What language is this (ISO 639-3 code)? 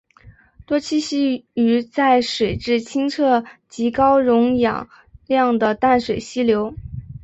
zho